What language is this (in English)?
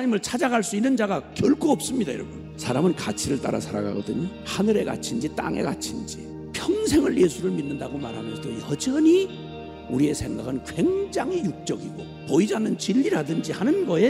Korean